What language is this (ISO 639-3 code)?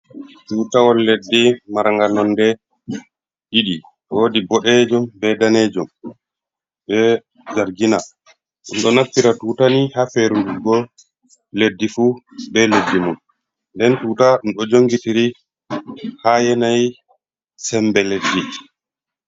ful